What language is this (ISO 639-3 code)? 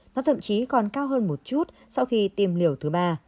vie